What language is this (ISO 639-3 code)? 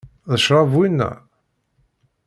kab